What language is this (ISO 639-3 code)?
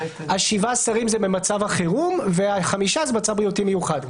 heb